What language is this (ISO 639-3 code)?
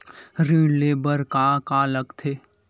hne